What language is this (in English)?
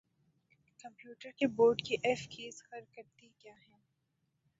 Urdu